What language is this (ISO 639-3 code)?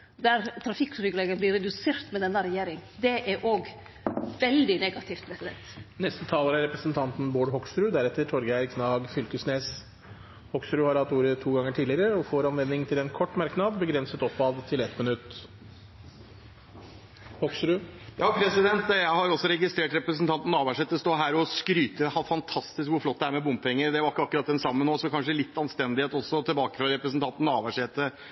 nor